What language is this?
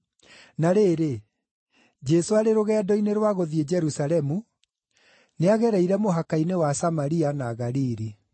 Kikuyu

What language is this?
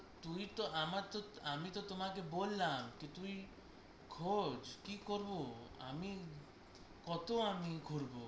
Bangla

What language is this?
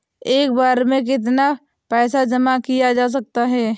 Hindi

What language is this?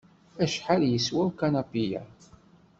Kabyle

